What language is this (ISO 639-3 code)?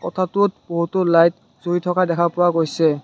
asm